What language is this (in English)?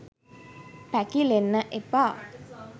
Sinhala